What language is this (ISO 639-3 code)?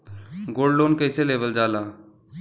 bho